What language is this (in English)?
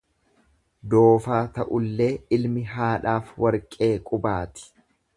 Oromo